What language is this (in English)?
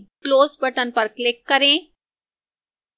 Hindi